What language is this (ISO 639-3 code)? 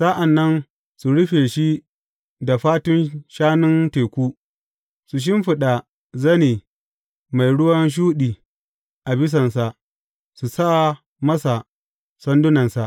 hau